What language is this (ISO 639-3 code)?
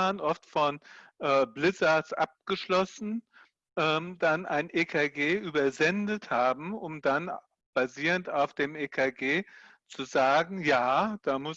deu